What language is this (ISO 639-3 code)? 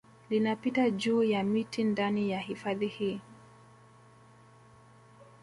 swa